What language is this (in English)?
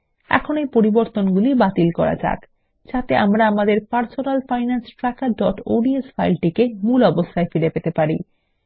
Bangla